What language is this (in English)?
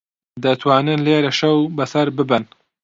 Central Kurdish